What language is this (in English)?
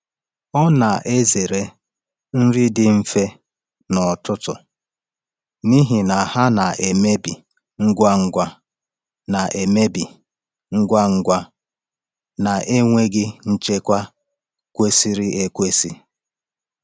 Igbo